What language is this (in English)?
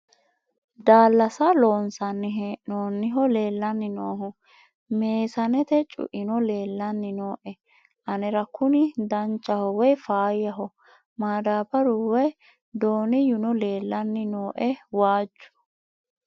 Sidamo